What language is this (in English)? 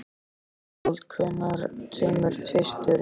Icelandic